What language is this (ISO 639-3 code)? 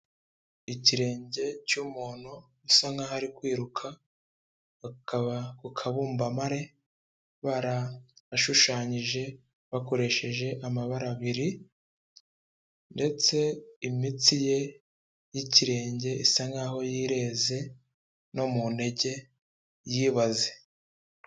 kin